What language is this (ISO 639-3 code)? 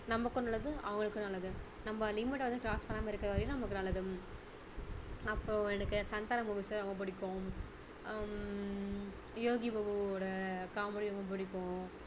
tam